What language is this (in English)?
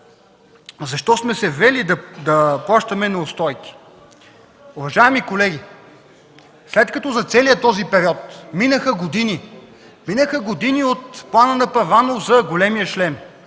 Bulgarian